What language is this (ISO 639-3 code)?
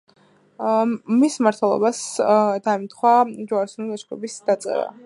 kat